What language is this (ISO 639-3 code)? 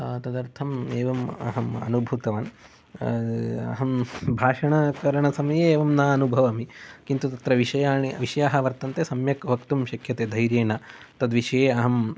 san